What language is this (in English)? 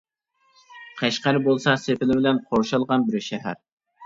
Uyghur